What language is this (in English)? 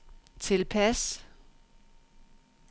Danish